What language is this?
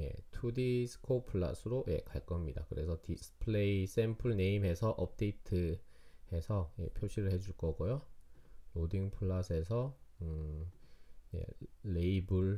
Korean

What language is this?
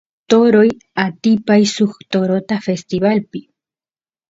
Santiago del Estero Quichua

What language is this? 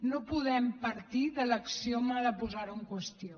Catalan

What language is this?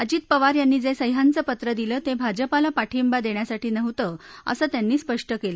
Marathi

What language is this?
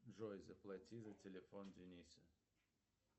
Russian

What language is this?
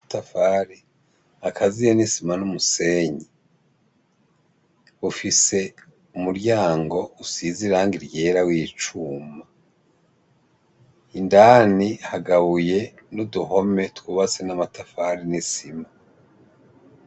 Rundi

